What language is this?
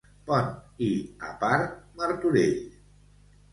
Catalan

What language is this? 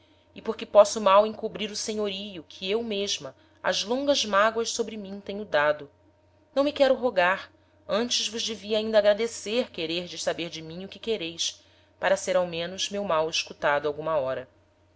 Portuguese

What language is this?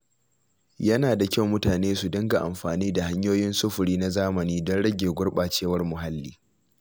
Hausa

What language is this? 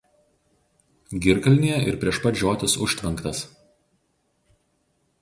Lithuanian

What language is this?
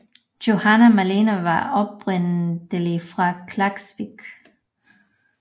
Danish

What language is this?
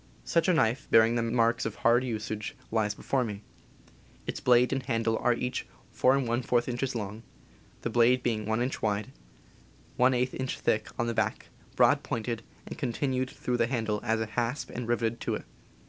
English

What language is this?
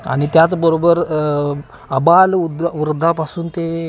Marathi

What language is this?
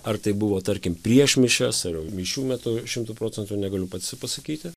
Lithuanian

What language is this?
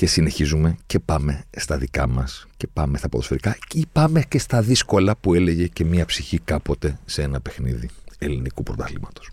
Greek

